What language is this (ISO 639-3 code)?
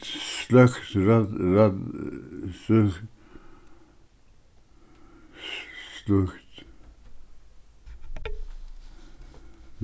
fao